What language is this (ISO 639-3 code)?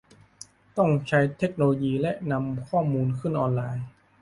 tha